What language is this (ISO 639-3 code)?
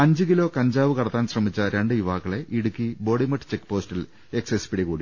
mal